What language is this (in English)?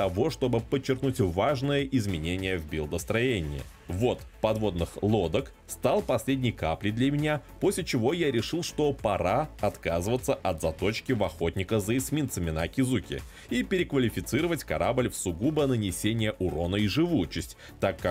Russian